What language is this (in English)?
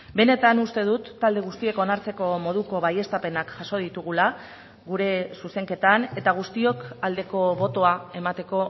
Basque